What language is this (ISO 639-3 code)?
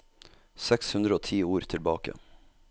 nor